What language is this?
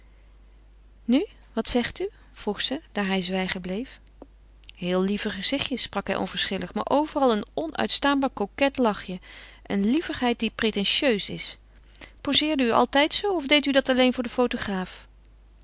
Dutch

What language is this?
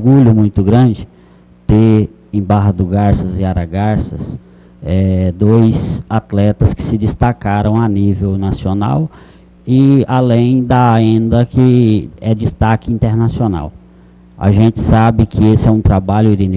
Portuguese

